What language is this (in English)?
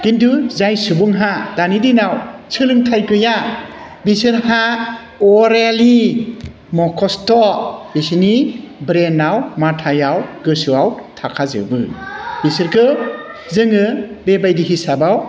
Bodo